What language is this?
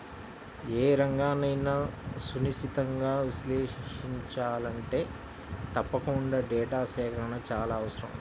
Telugu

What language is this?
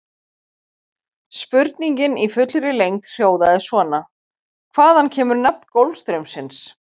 Icelandic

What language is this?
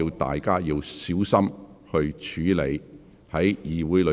Cantonese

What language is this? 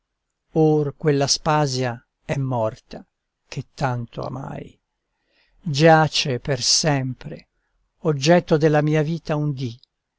Italian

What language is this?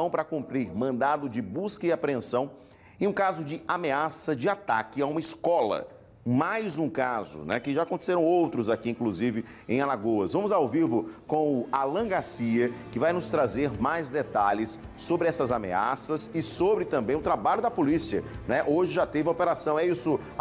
Portuguese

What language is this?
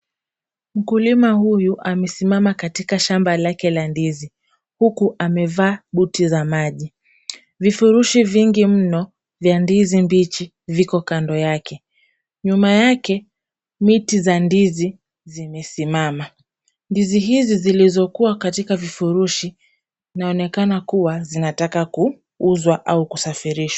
Swahili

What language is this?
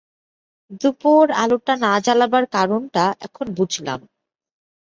Bangla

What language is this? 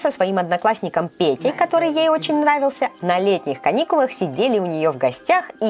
Russian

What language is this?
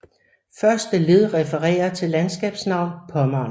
Danish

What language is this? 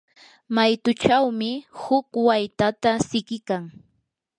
Yanahuanca Pasco Quechua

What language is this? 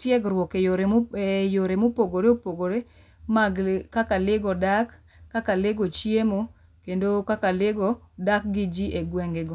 Luo (Kenya and Tanzania)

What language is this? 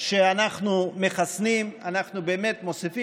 Hebrew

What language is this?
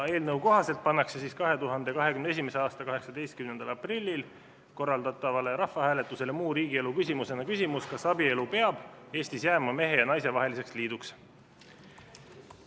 Estonian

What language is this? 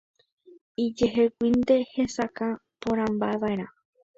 Guarani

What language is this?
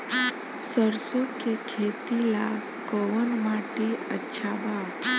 Bhojpuri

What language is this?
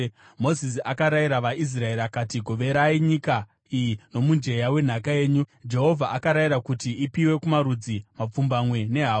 Shona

